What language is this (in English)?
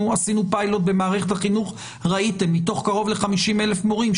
Hebrew